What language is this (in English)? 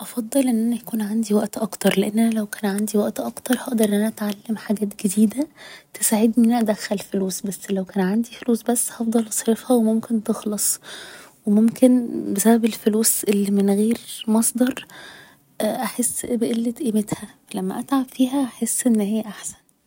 Egyptian Arabic